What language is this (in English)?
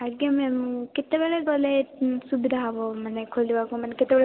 Odia